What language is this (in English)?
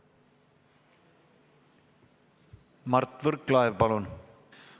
Estonian